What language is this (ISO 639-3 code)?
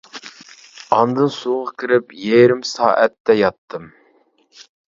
uig